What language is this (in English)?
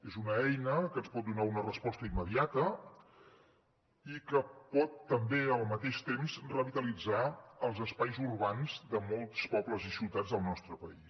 Catalan